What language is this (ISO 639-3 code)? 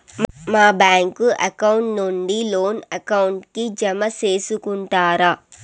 tel